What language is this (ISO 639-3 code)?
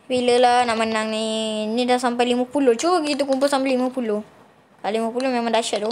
msa